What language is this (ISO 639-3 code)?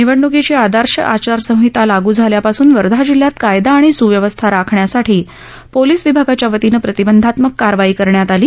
mar